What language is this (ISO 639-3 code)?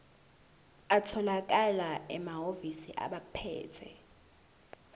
zul